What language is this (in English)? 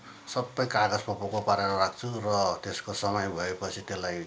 Nepali